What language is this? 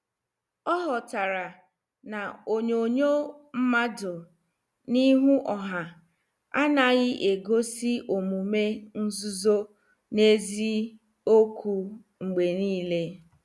Igbo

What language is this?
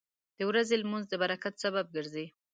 Pashto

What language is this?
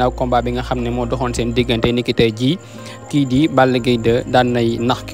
French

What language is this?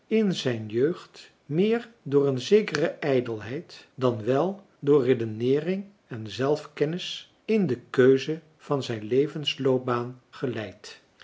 Dutch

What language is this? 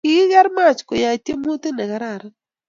Kalenjin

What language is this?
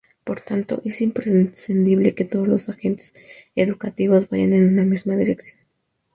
Spanish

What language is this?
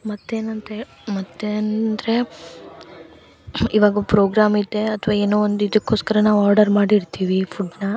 Kannada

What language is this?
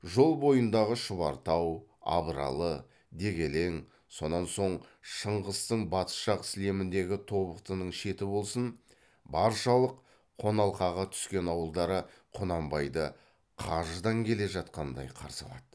Kazakh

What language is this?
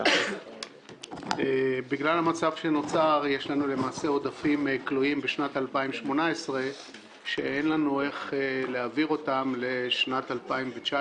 Hebrew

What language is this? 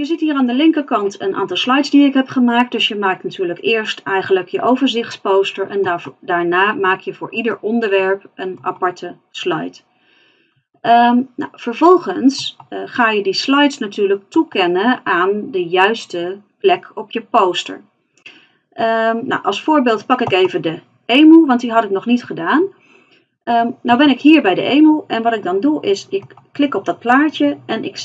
Dutch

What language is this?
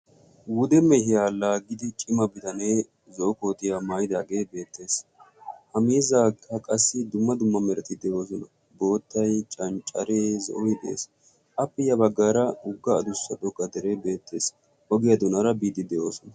Wolaytta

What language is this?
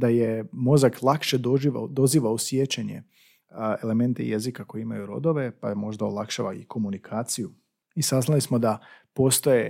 Croatian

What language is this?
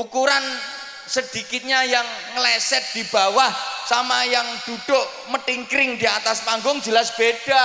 Indonesian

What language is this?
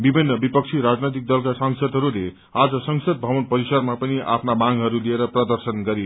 Nepali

